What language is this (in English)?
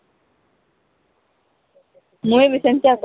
Odia